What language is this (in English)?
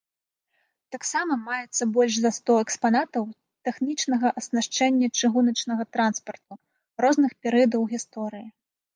Belarusian